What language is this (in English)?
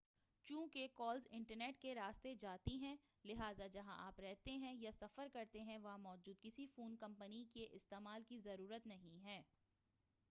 Urdu